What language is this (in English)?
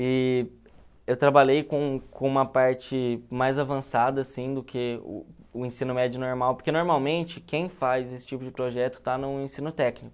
Portuguese